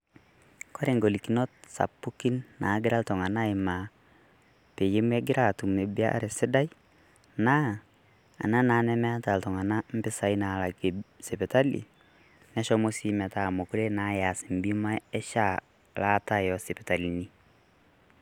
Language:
Masai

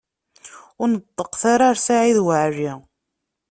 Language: Kabyle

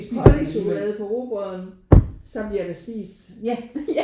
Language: Danish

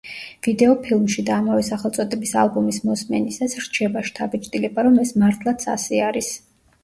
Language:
Georgian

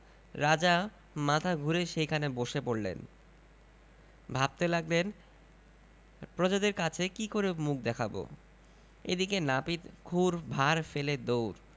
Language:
Bangla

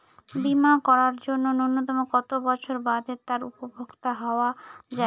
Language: Bangla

